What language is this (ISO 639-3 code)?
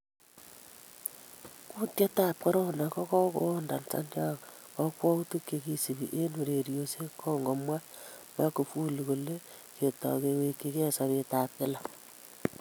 kln